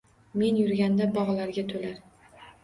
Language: Uzbek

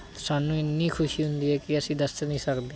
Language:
Punjabi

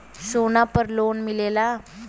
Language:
Bhojpuri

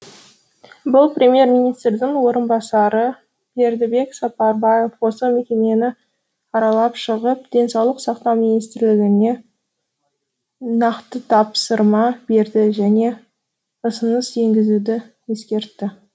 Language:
Kazakh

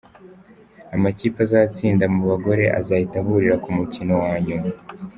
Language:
Kinyarwanda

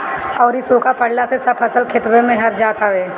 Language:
Bhojpuri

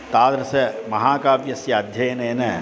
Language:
Sanskrit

